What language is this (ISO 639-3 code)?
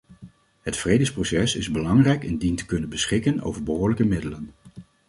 nld